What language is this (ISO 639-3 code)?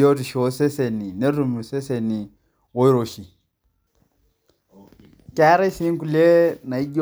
mas